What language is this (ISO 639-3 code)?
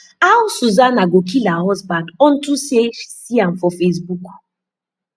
pcm